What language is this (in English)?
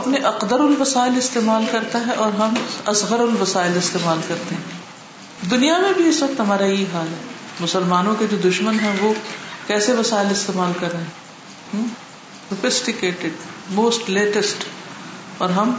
Urdu